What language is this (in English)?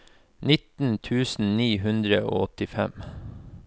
Norwegian